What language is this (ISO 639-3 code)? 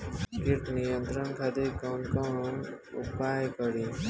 bho